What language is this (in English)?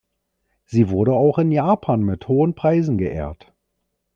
German